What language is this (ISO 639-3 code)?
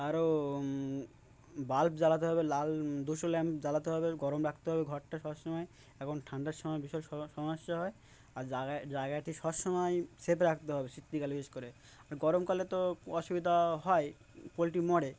ben